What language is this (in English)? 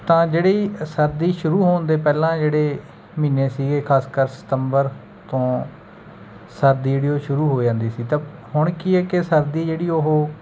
Punjabi